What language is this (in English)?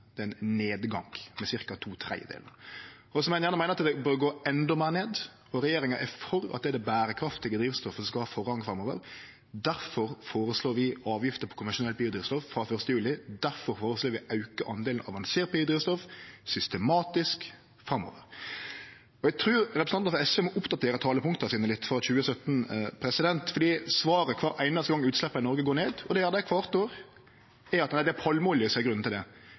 Norwegian Nynorsk